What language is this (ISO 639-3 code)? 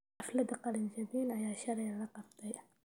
som